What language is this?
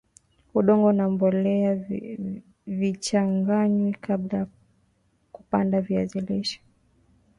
Swahili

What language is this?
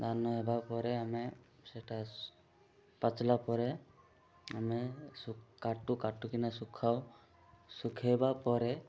Odia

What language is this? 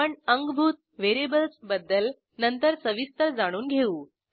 Marathi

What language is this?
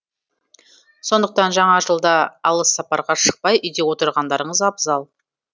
Kazakh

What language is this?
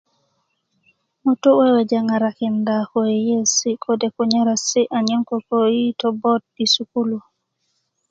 Kuku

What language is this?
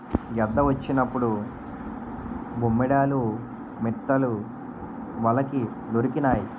Telugu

